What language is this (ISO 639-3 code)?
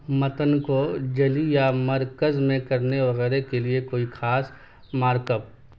urd